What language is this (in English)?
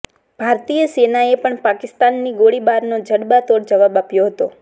Gujarati